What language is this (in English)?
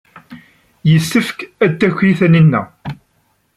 Kabyle